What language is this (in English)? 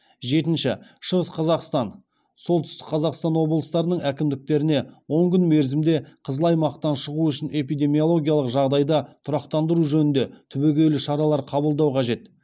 Kazakh